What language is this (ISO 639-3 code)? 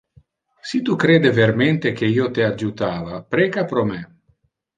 ina